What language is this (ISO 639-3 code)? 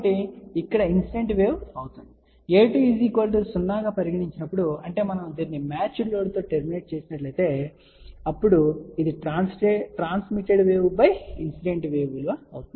tel